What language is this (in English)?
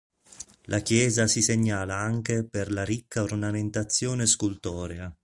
Italian